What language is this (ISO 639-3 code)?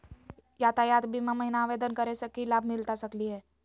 mag